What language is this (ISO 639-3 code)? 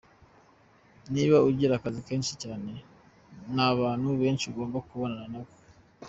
kin